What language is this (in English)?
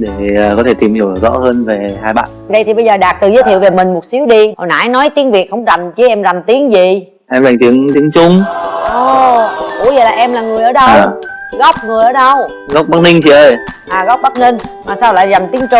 Vietnamese